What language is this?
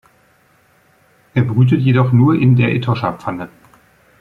German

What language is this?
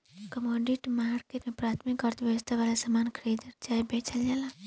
Bhojpuri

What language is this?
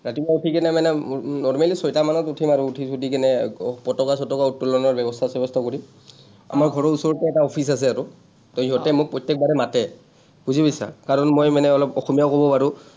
Assamese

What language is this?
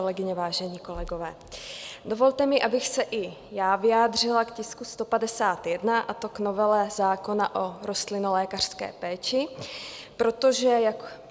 Czech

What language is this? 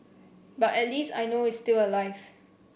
English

